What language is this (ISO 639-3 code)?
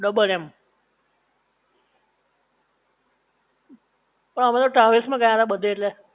guj